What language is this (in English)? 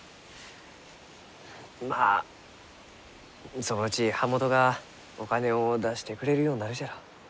Japanese